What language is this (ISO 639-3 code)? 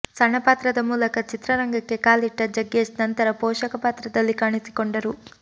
kan